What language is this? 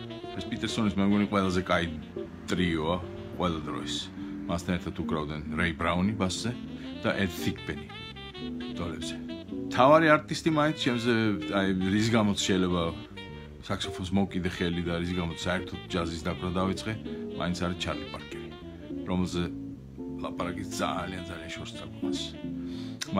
Romanian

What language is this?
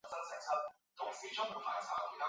Chinese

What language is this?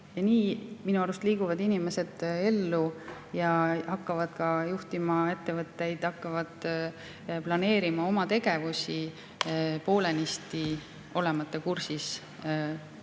Estonian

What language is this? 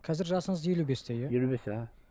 Kazakh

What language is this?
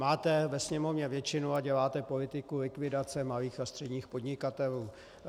Czech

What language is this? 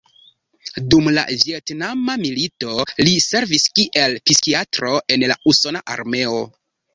Esperanto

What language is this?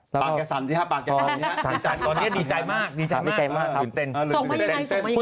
Thai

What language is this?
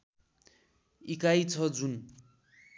Nepali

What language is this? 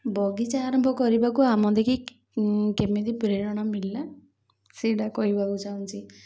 Odia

